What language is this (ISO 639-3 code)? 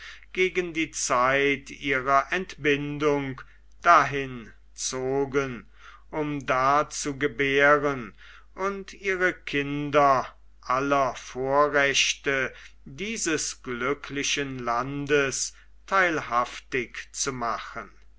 deu